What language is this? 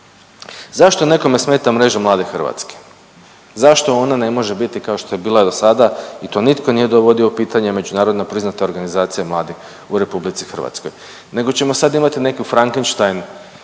Croatian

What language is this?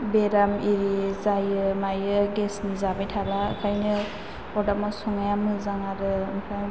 Bodo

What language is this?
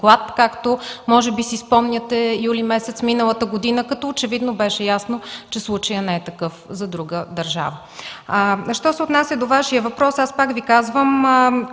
Bulgarian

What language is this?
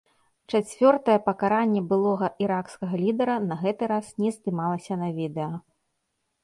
Belarusian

